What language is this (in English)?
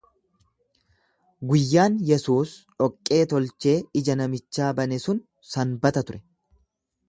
Oromo